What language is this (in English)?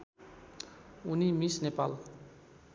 Nepali